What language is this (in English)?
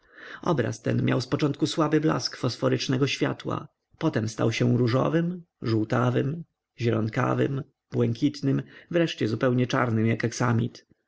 Polish